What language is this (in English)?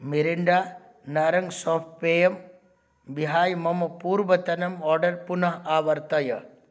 Sanskrit